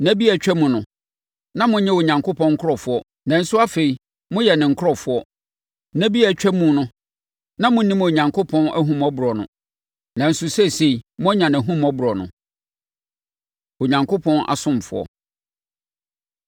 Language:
Akan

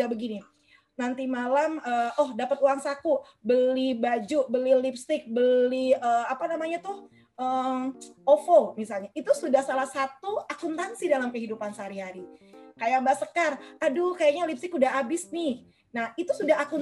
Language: Indonesian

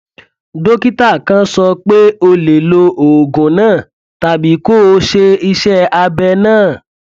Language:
Yoruba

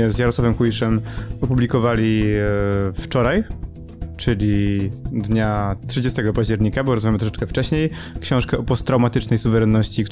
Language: Polish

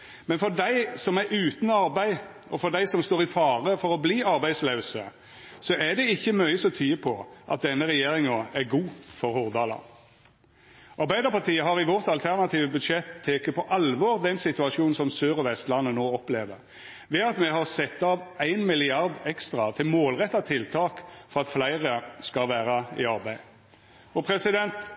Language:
Norwegian Nynorsk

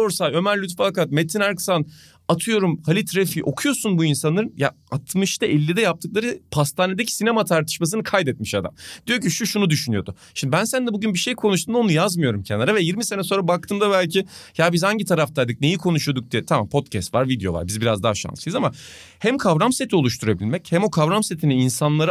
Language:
Turkish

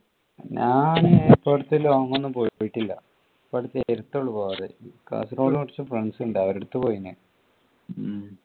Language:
Malayalam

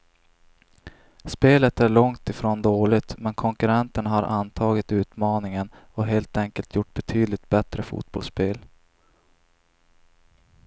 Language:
Swedish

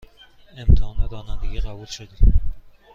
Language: Persian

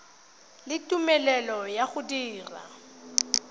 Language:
Tswana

